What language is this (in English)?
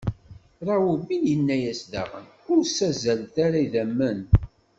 Kabyle